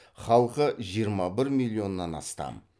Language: Kazakh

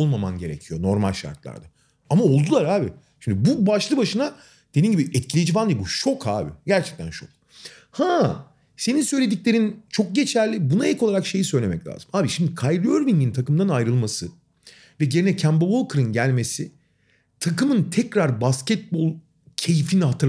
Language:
Turkish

